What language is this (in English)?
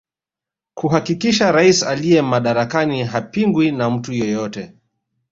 Swahili